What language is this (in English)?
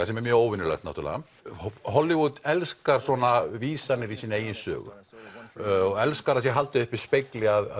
Icelandic